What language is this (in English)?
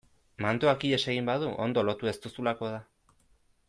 Basque